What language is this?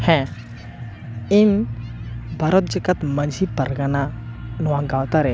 Santali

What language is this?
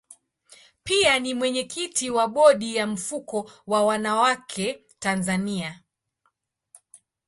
Swahili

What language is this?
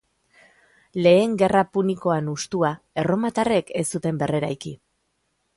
Basque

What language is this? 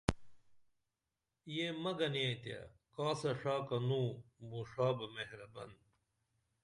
Dameli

